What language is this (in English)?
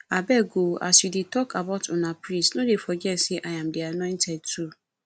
Nigerian Pidgin